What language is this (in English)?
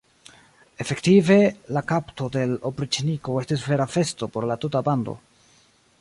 Esperanto